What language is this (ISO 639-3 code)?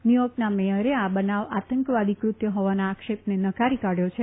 guj